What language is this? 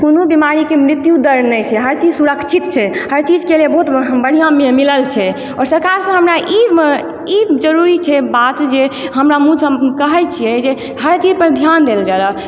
Maithili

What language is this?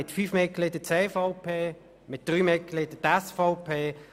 Swiss German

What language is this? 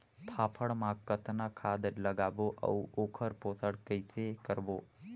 Chhattisgarhi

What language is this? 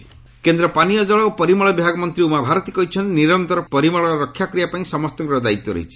Odia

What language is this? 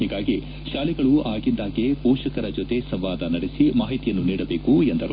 Kannada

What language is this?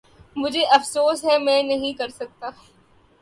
Urdu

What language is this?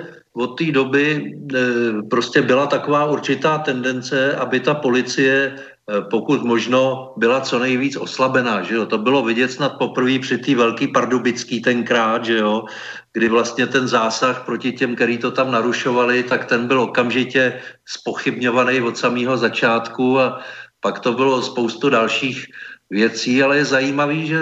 Czech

